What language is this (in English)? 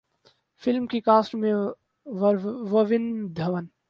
Urdu